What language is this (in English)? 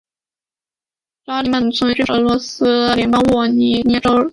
Chinese